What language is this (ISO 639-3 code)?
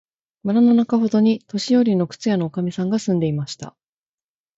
jpn